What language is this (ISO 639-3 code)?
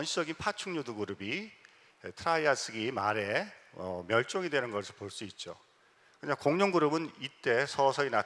kor